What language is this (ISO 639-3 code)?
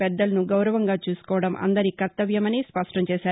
tel